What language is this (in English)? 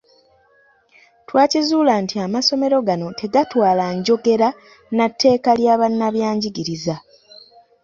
Ganda